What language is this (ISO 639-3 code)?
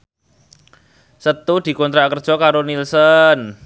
jav